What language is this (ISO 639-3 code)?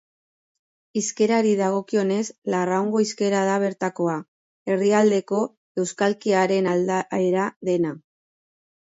eus